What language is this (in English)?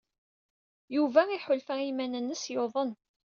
Kabyle